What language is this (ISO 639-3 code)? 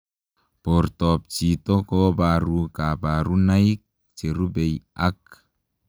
kln